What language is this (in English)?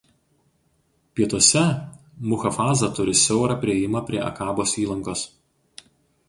Lithuanian